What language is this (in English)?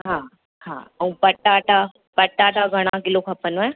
Sindhi